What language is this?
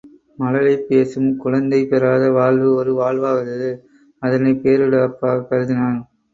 Tamil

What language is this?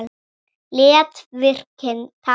Icelandic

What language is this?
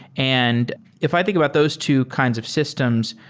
English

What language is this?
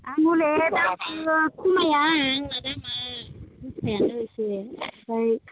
Bodo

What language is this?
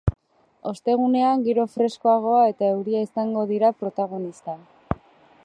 Basque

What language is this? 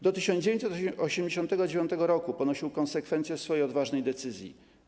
Polish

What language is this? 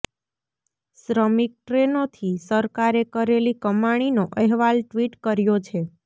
Gujarati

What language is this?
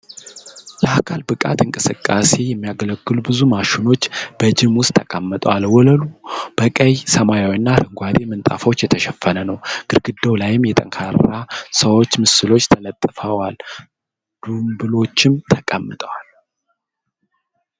Amharic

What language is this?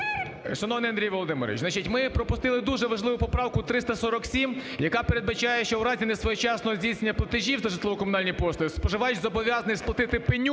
Ukrainian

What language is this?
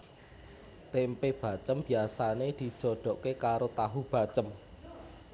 Javanese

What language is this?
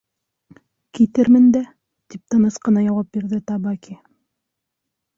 Bashkir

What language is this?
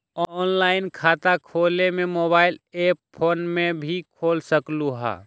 Magahi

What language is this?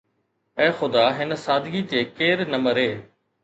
Sindhi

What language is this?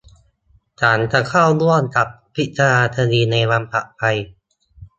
Thai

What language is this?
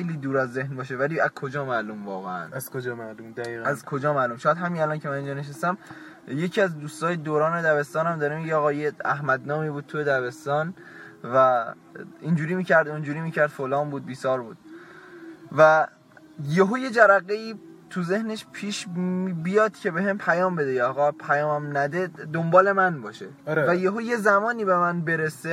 Persian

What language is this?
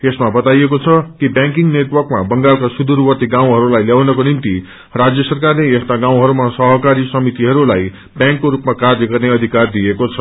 Nepali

